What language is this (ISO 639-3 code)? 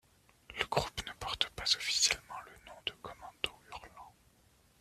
fra